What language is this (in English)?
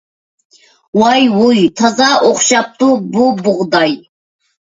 Uyghur